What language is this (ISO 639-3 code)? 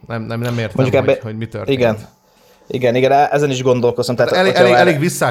hun